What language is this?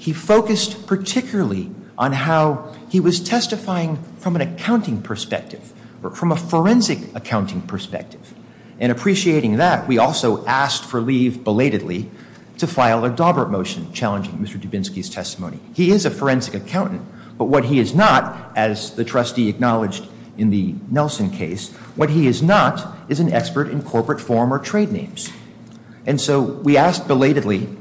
English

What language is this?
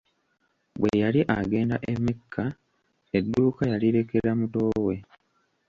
Ganda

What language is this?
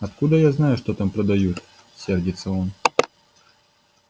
Russian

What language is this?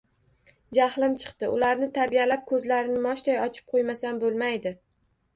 Uzbek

